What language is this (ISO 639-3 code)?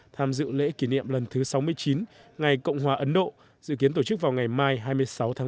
vie